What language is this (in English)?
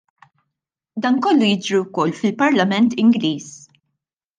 Maltese